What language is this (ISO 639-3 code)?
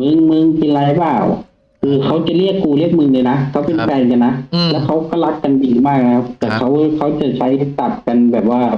tha